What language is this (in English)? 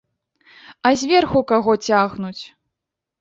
Belarusian